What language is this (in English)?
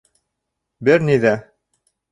Bashkir